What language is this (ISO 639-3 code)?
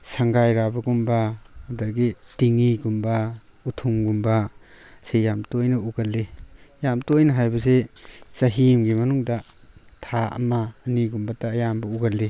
mni